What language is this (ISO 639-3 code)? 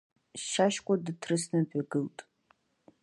abk